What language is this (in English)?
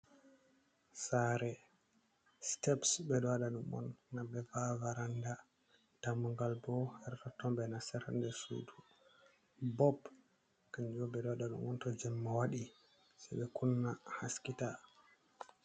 Fula